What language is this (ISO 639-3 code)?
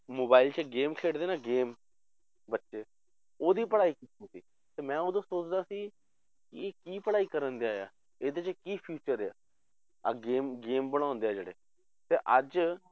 pan